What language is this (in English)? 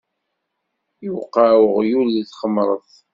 Kabyle